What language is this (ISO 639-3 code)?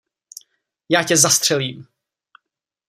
ces